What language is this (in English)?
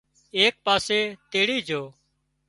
Wadiyara Koli